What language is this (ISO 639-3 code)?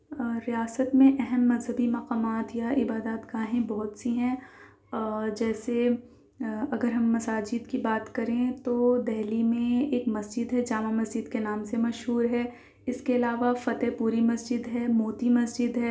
urd